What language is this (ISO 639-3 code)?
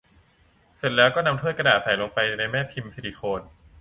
tha